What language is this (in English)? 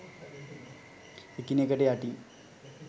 Sinhala